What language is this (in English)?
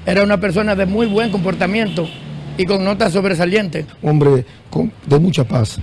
Spanish